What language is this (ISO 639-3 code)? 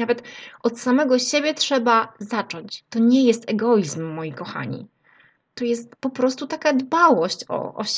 pol